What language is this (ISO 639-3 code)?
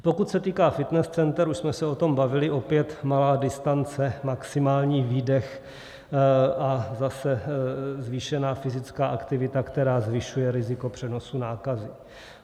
ces